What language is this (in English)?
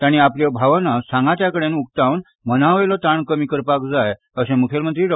Konkani